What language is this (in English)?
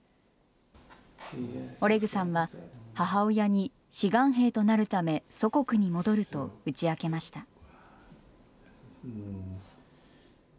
Japanese